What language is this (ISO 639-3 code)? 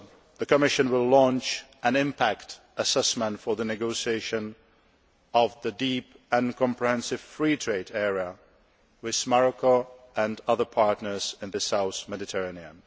eng